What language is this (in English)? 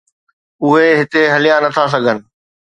Sindhi